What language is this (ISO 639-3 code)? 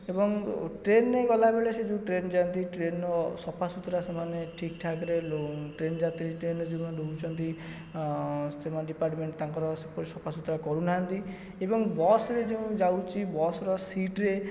ori